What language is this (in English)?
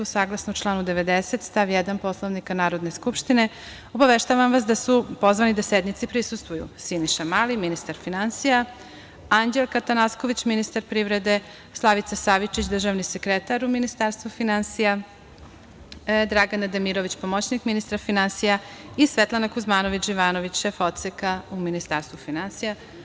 Serbian